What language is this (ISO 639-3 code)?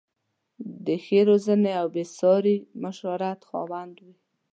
pus